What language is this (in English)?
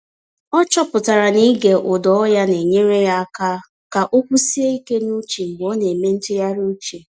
Igbo